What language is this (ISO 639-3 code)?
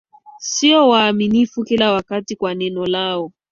swa